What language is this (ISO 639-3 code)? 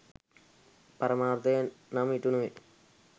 sin